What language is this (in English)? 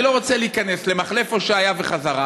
Hebrew